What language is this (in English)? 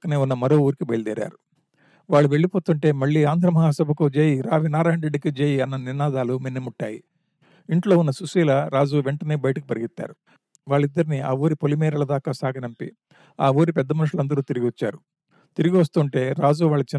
Telugu